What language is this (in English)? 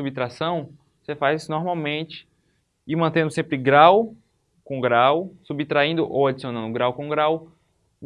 Portuguese